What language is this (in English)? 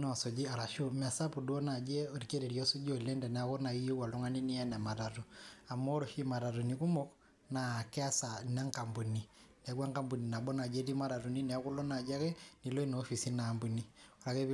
Masai